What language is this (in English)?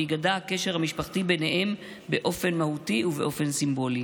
Hebrew